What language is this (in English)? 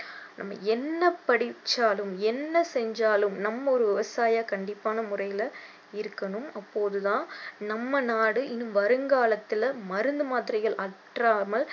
Tamil